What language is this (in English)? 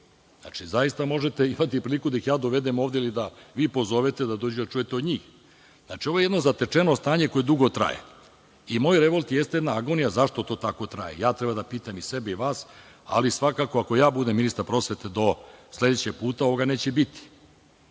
Serbian